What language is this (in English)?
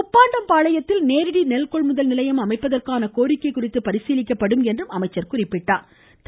Tamil